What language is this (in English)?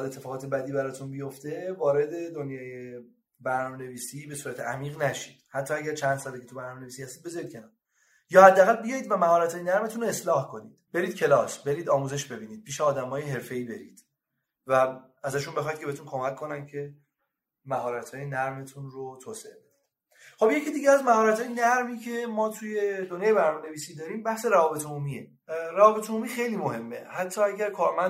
Persian